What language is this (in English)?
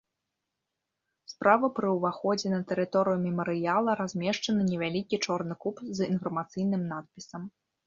Belarusian